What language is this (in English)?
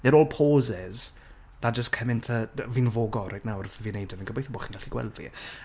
Welsh